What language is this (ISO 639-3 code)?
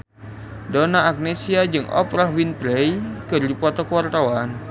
sun